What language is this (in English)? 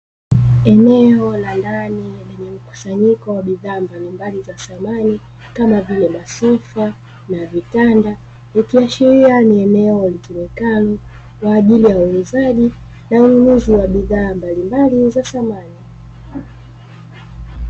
Swahili